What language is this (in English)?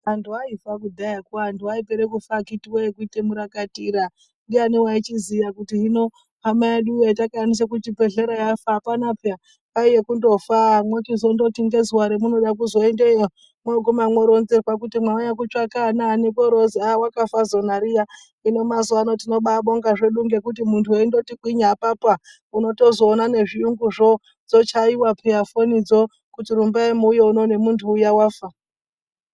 Ndau